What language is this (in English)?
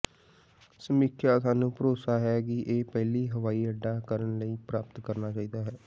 Punjabi